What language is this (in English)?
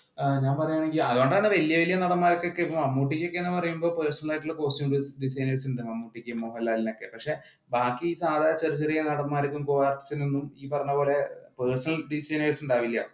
Malayalam